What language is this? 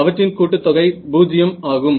Tamil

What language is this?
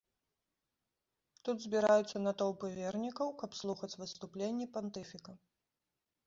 Belarusian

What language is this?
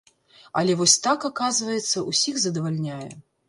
Belarusian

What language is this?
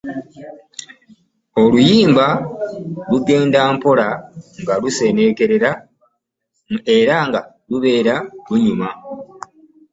Ganda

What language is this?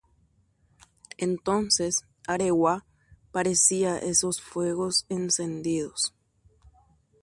Guarani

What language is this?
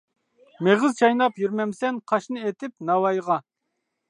Uyghur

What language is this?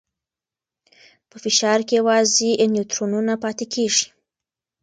Pashto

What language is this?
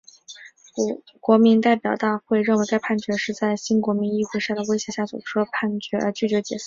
Chinese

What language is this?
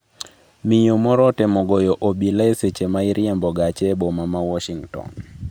Luo (Kenya and Tanzania)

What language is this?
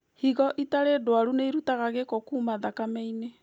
Kikuyu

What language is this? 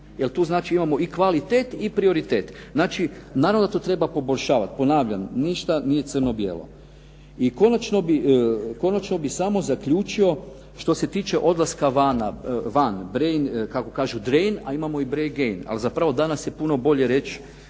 Croatian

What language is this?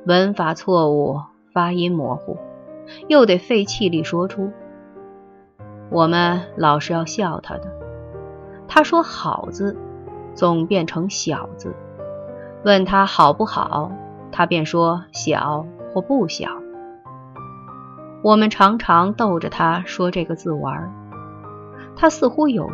Chinese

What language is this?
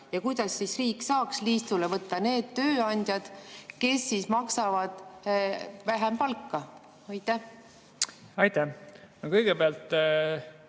Estonian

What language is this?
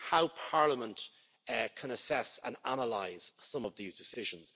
English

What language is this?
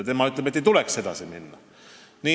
Estonian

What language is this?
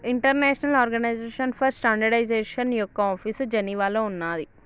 Telugu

